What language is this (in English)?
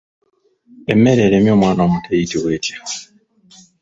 Ganda